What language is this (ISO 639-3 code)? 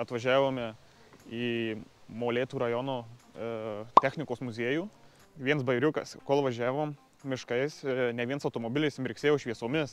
lit